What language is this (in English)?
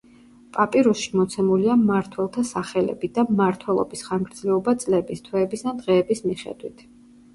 Georgian